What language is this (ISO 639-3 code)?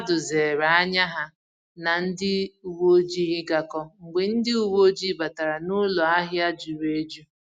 ibo